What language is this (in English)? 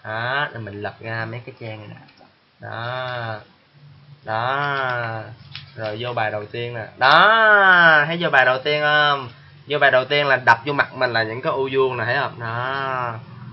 Vietnamese